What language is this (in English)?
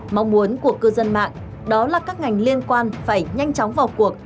Vietnamese